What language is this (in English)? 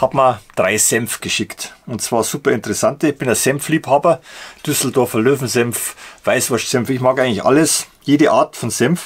German